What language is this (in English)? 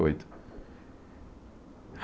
Portuguese